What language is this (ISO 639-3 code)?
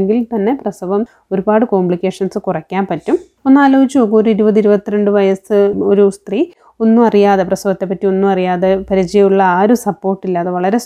mal